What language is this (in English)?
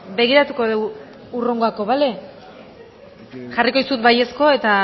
Basque